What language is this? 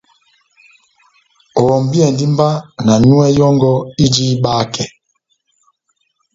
Batanga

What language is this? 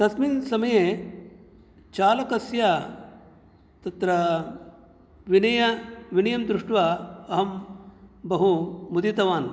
Sanskrit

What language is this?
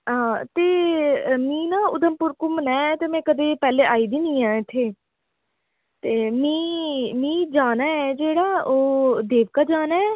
Dogri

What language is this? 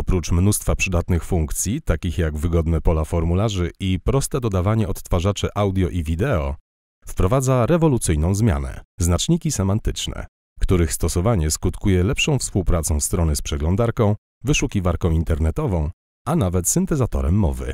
Polish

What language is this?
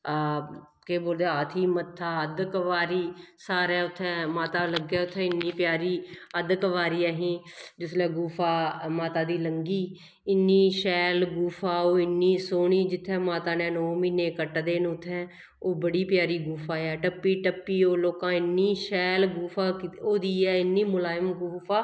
Dogri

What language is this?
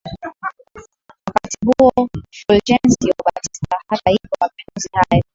Swahili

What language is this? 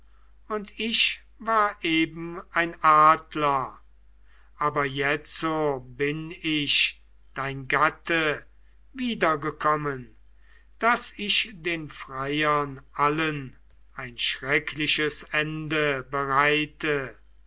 German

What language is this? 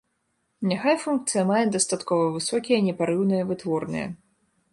Belarusian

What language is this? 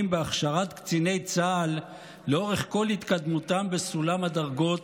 Hebrew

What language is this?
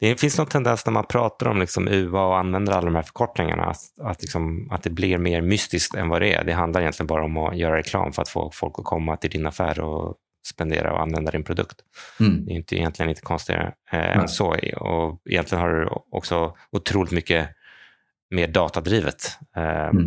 Swedish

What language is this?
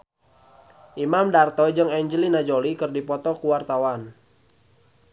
Sundanese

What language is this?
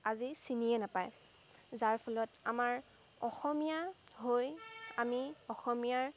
Assamese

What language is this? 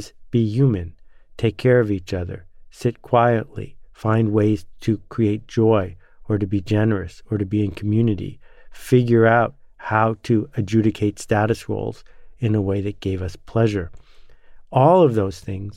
English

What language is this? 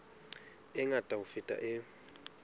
Southern Sotho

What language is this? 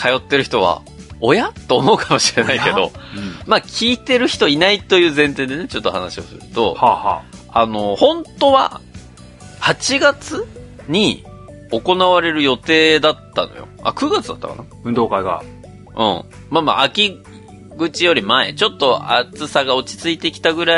Japanese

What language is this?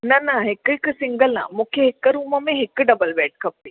Sindhi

